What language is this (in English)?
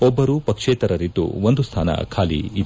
Kannada